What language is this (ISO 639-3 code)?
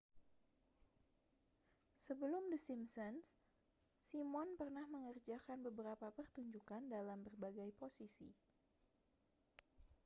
ind